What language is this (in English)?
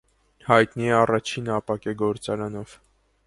Armenian